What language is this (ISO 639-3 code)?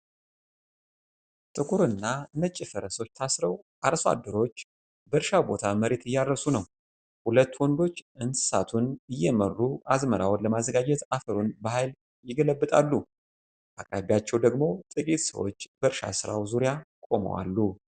amh